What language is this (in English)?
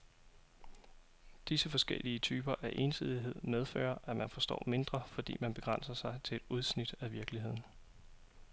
Danish